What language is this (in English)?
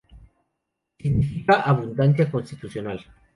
Spanish